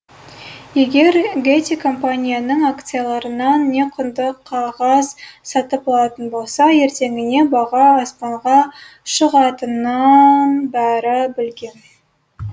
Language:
Kazakh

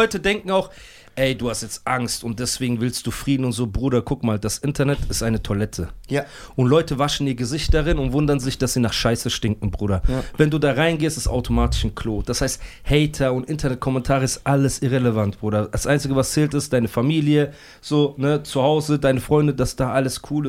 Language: German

